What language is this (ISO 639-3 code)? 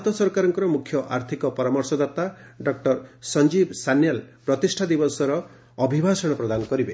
ori